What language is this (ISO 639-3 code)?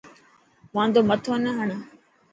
mki